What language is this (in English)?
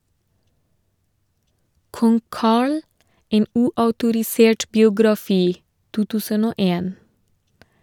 Norwegian